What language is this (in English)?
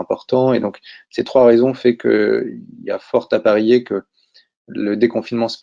French